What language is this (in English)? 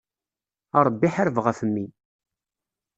Kabyle